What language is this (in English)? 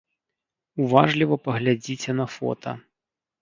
Belarusian